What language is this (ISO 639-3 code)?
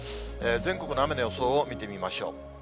jpn